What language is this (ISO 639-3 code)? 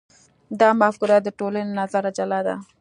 pus